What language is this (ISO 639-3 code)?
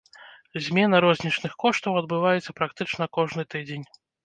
bel